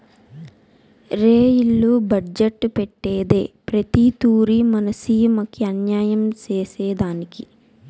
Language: Telugu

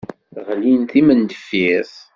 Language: Kabyle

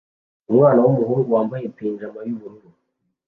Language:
Kinyarwanda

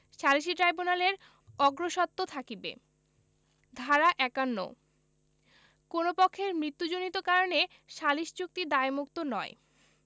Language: Bangla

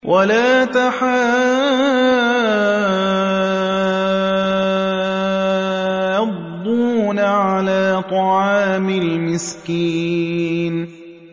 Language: Arabic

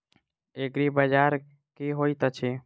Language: Maithili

